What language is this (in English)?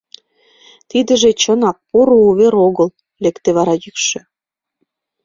Mari